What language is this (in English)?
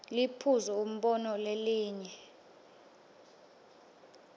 Swati